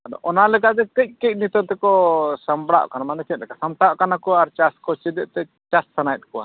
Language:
Santali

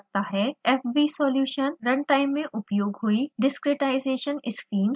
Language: Hindi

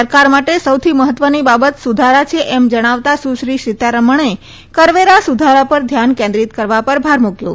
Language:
Gujarati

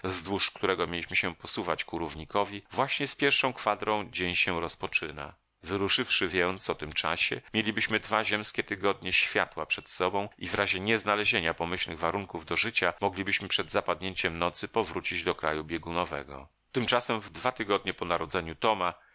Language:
Polish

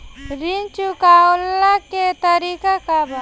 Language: Bhojpuri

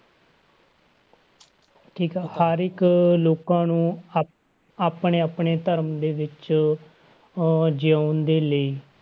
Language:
Punjabi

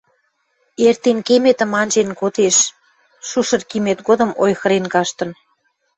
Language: Western Mari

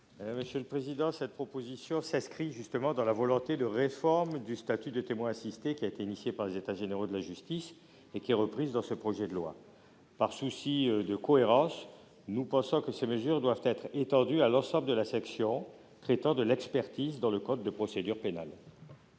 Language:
French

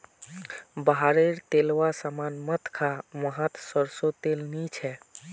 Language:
Magahi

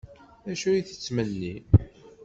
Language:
Kabyle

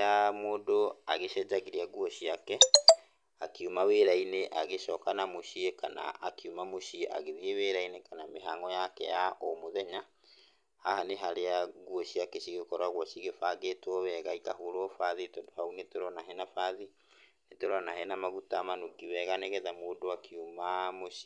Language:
Kikuyu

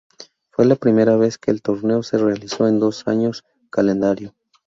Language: Spanish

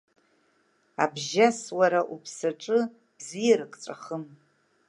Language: Abkhazian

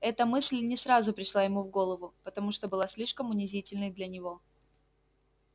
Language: Russian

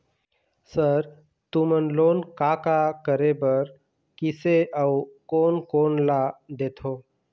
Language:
Chhattisgarhi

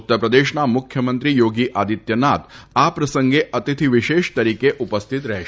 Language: Gujarati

